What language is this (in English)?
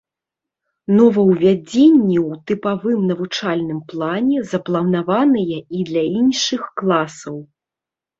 Belarusian